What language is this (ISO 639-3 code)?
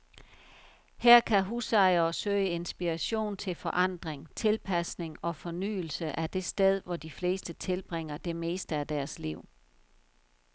dan